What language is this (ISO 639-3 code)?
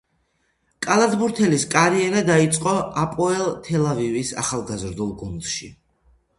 kat